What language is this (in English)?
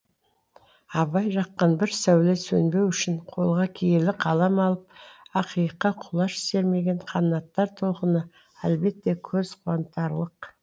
Kazakh